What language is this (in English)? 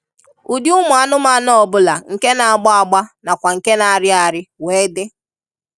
Igbo